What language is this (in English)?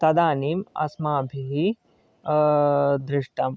Sanskrit